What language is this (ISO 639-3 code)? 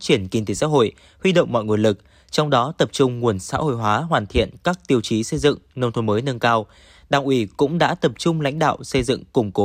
vie